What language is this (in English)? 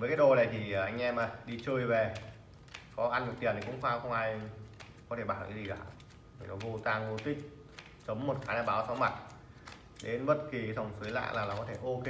Vietnamese